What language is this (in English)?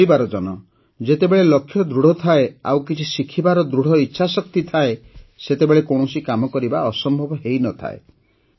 Odia